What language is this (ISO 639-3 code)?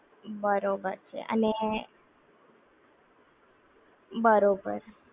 guj